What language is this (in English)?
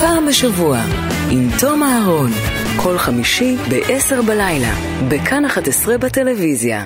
Hebrew